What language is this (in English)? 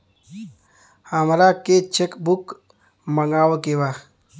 Bhojpuri